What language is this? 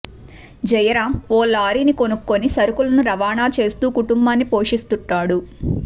Telugu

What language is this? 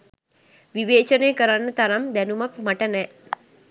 Sinhala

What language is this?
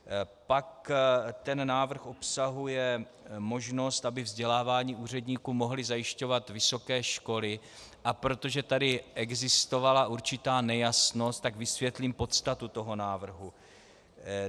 Czech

